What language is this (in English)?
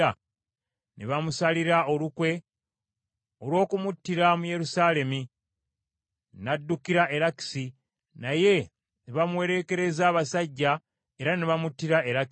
Ganda